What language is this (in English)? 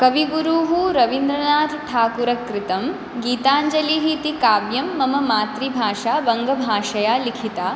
Sanskrit